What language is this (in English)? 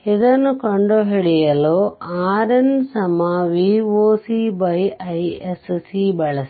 Kannada